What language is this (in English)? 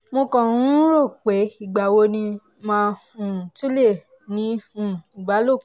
Yoruba